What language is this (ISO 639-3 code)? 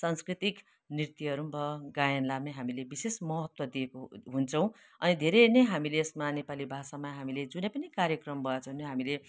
nep